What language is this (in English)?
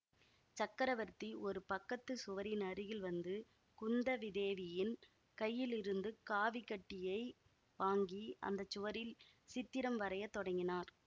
Tamil